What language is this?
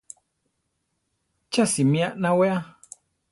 Central Tarahumara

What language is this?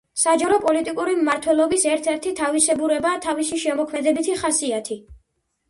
Georgian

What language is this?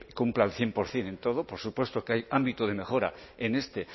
Spanish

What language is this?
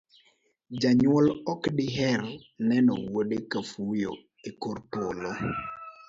Luo (Kenya and Tanzania)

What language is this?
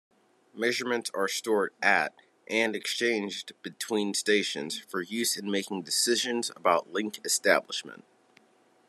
English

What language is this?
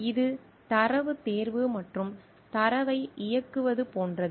Tamil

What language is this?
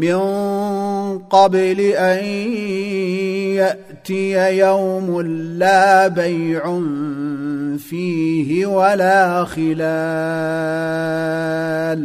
Arabic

